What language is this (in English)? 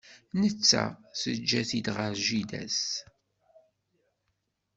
Kabyle